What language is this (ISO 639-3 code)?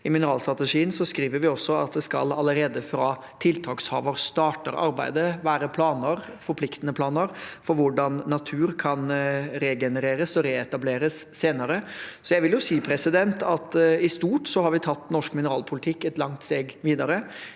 nor